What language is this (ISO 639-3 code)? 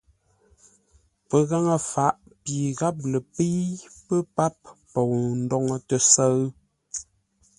nla